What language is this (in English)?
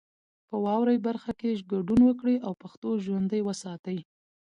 Pashto